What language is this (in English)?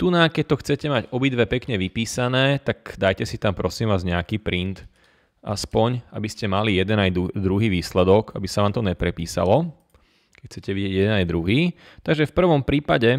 Slovak